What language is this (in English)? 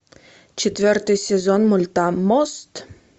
Russian